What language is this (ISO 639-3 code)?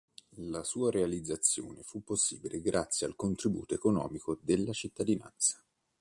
ita